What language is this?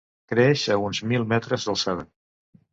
Catalan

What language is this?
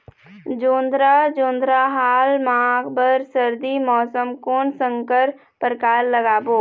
Chhattisgarhi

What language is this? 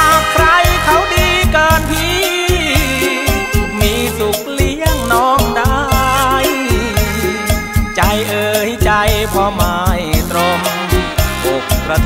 Thai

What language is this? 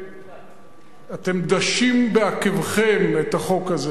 Hebrew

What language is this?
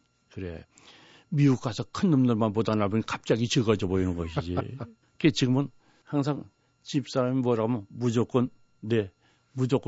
Korean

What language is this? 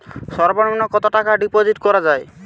Bangla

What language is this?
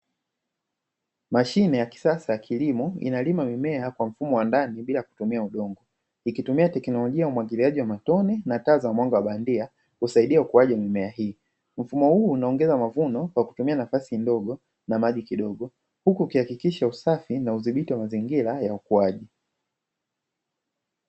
Swahili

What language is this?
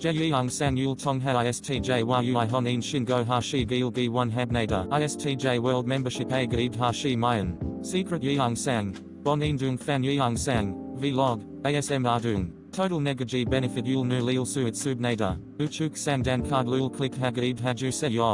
Korean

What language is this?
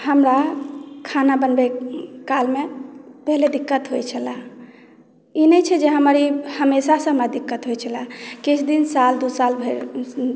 Maithili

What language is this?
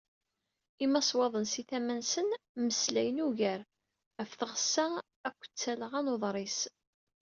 Kabyle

